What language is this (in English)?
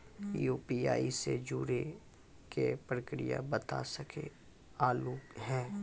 Maithili